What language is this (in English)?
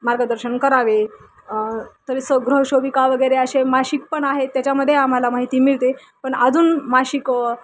Marathi